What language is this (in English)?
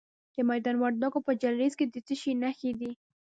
Pashto